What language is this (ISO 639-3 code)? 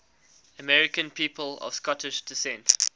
eng